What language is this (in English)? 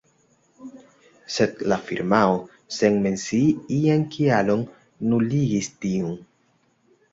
Esperanto